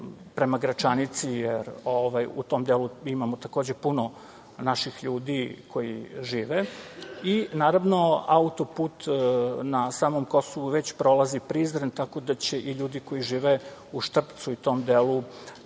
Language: Serbian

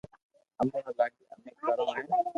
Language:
Loarki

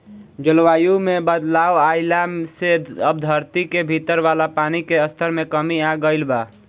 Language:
Bhojpuri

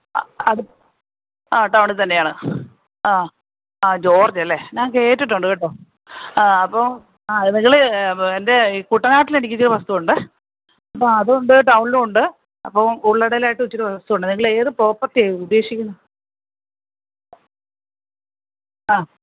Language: Malayalam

